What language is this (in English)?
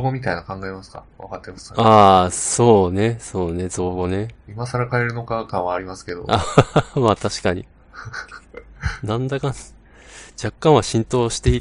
Japanese